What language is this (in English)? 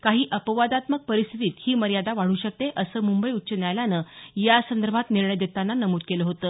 Marathi